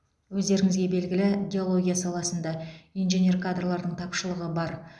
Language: Kazakh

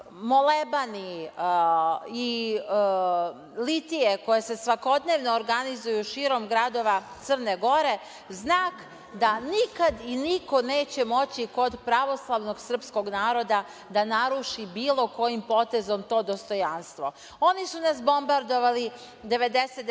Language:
Serbian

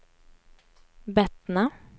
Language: Swedish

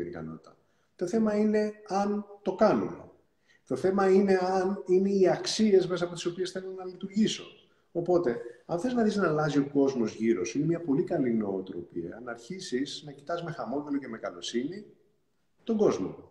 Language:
Greek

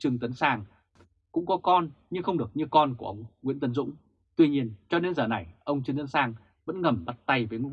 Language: Vietnamese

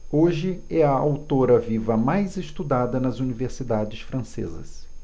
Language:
Portuguese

